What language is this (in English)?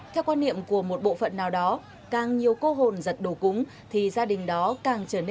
Vietnamese